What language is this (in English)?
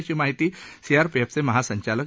Marathi